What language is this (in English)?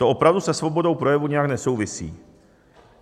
Czech